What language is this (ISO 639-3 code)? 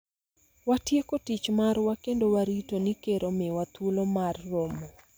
luo